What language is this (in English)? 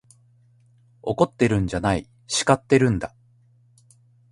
Japanese